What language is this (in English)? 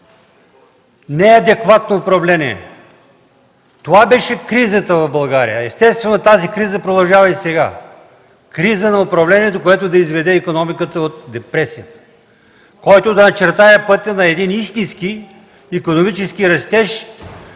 Bulgarian